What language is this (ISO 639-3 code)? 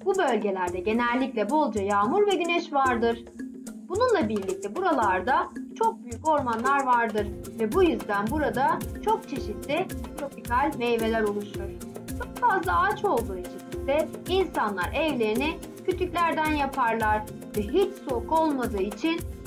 tur